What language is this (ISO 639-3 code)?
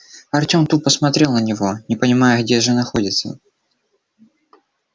rus